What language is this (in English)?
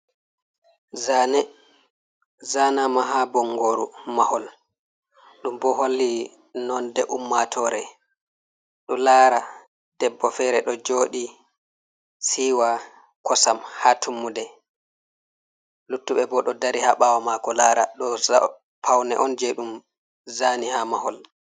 Fula